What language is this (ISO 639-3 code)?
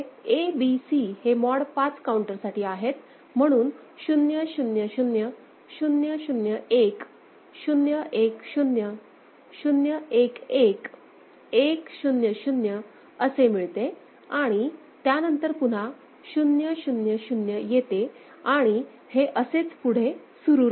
mar